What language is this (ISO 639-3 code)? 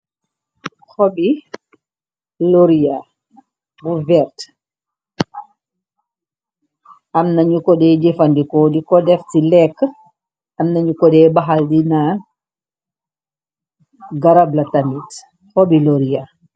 wol